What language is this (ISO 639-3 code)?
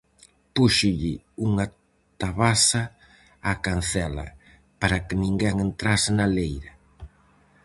glg